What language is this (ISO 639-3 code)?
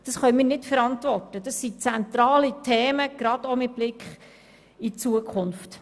gsw